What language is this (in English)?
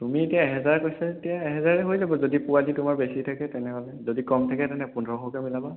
Assamese